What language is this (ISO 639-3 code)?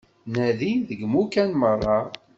kab